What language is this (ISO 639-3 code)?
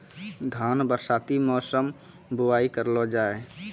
mai